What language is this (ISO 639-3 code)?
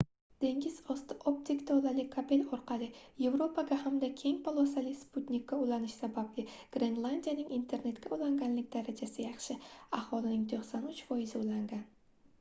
uzb